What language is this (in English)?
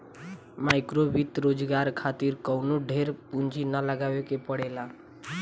Bhojpuri